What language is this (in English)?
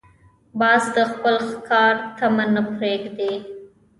Pashto